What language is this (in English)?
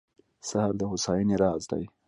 Pashto